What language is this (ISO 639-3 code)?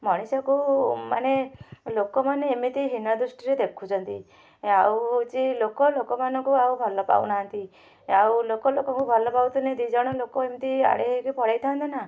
ori